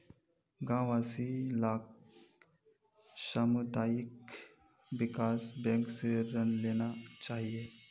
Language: Magahi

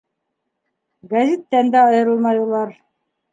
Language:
Bashkir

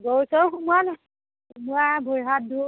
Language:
Assamese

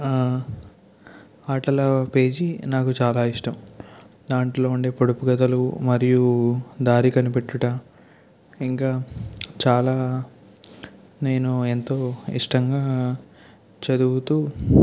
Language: Telugu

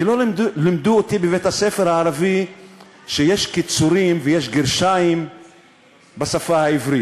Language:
Hebrew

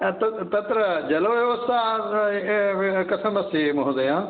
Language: Sanskrit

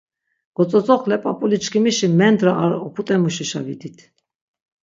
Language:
Laz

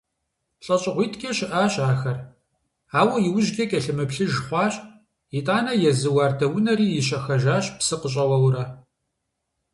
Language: Kabardian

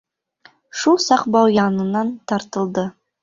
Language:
Bashkir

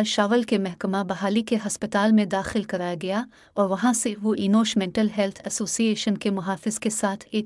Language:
Urdu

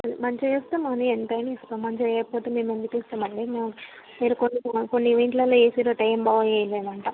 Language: Telugu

